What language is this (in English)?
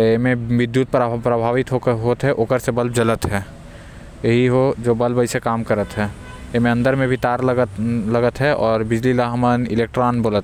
Korwa